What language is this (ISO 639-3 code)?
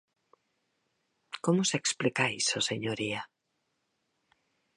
glg